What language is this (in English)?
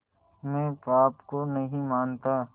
Hindi